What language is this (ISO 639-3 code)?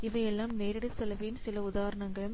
tam